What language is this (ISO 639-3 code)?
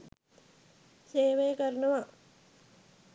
sin